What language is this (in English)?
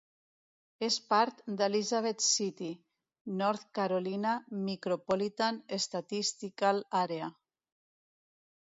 Catalan